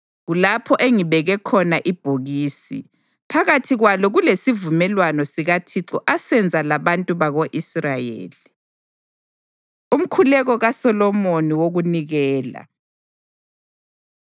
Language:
North Ndebele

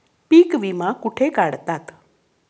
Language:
Marathi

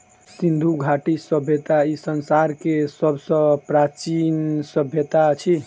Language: Maithili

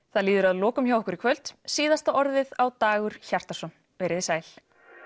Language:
Icelandic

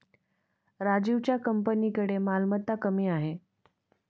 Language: Marathi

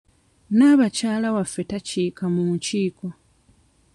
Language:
Ganda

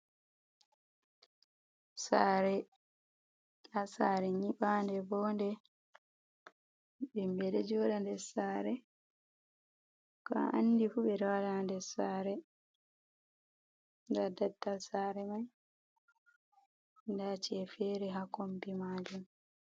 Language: Fula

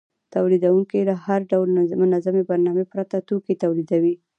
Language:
Pashto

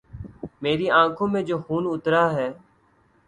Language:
Urdu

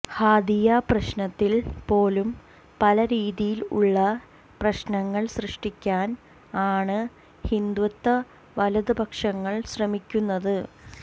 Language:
Malayalam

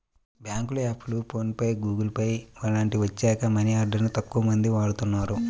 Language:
Telugu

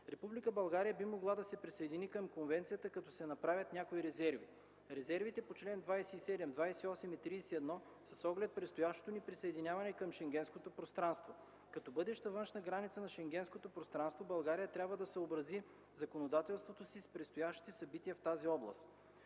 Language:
Bulgarian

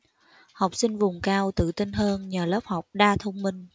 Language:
Vietnamese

